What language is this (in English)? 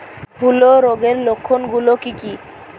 Bangla